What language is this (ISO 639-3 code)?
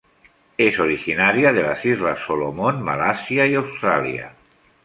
spa